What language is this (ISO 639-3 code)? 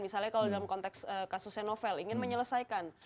ind